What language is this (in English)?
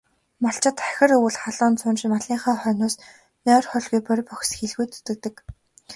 Mongolian